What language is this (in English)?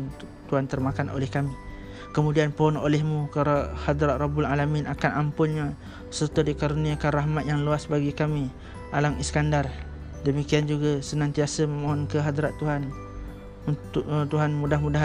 Malay